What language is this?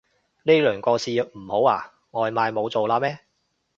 Cantonese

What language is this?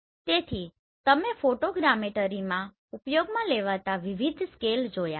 Gujarati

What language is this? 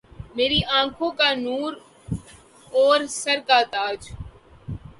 Urdu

